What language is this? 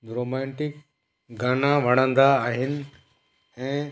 Sindhi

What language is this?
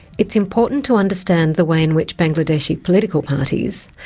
English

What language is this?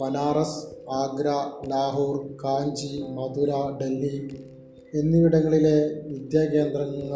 Malayalam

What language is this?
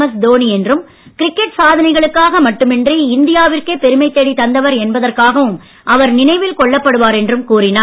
Tamil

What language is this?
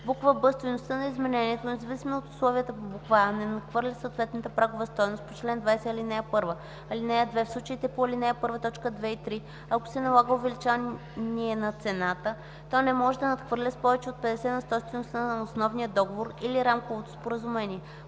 Bulgarian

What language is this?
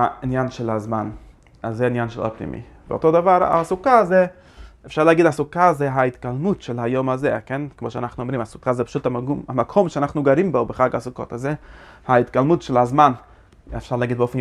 Hebrew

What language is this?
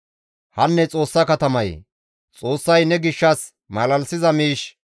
Gamo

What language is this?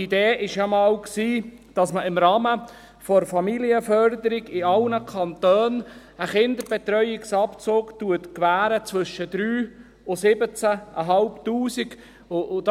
Swiss German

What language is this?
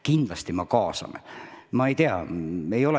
Estonian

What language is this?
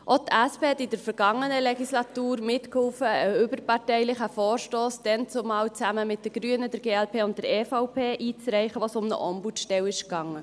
Swiss German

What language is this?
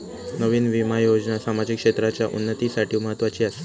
Marathi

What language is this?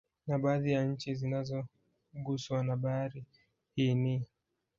Swahili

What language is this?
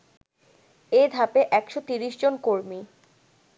Bangla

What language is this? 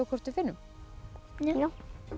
Icelandic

